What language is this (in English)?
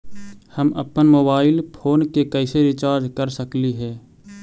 Magahi